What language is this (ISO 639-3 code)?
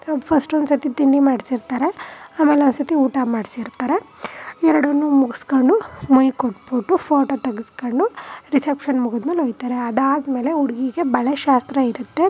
kan